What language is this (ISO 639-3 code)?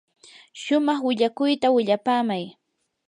qur